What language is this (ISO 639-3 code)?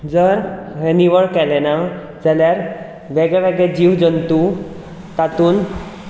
kok